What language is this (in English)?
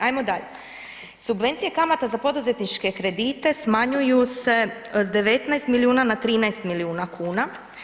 Croatian